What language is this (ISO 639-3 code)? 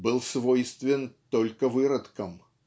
rus